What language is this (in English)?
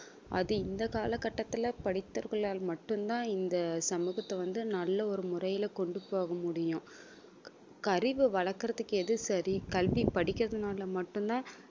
Tamil